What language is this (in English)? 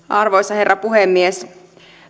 Finnish